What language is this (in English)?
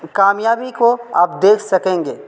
Urdu